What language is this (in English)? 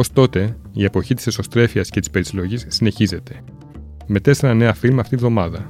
Greek